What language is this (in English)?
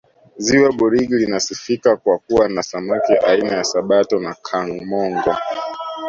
Swahili